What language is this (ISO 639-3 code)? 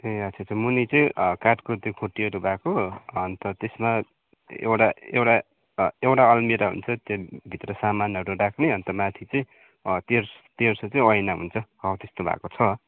nep